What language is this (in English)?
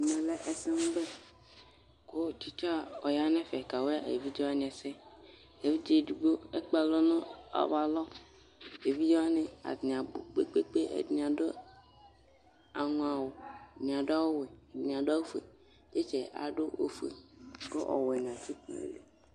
Ikposo